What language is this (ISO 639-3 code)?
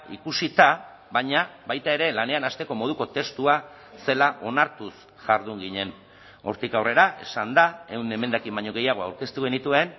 eus